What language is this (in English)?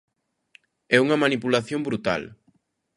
Galician